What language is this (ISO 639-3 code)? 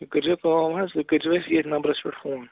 kas